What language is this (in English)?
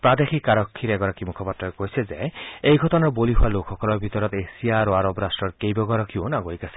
Assamese